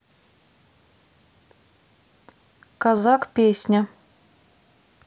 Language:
Russian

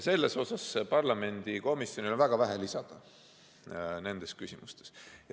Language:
Estonian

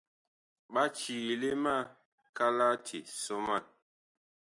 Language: Bakoko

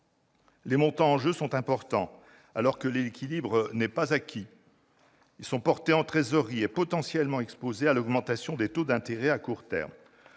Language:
French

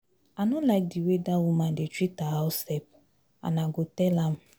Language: Nigerian Pidgin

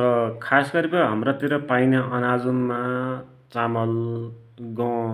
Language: Dotyali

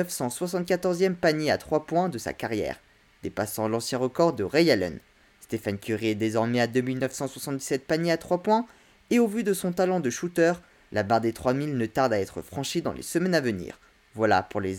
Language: French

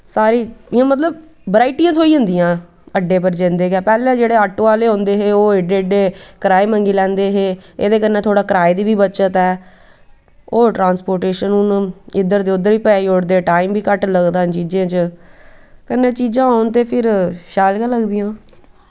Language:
Dogri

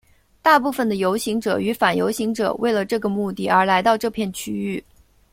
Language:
Chinese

